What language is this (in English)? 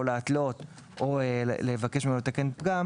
Hebrew